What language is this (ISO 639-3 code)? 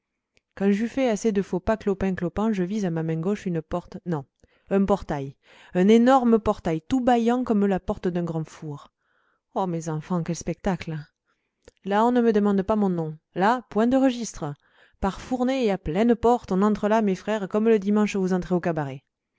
fra